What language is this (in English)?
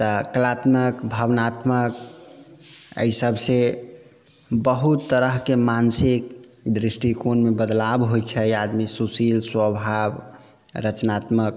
Maithili